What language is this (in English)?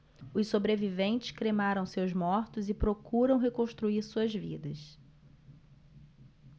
Portuguese